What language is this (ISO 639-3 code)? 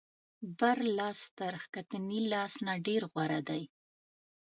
pus